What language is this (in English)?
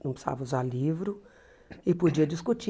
Portuguese